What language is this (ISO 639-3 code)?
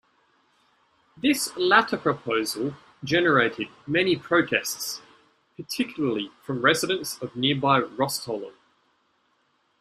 eng